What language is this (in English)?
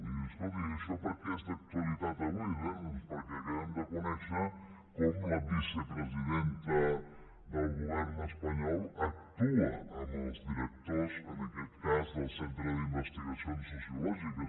Catalan